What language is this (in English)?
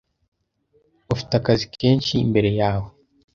Kinyarwanda